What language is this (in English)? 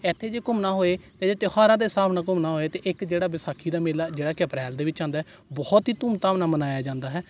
Punjabi